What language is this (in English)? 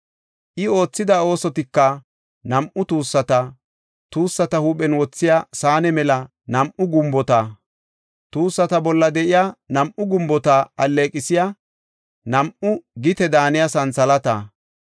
Gofa